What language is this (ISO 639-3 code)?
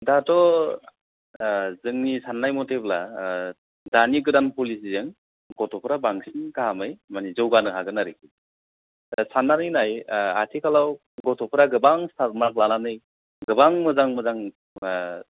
brx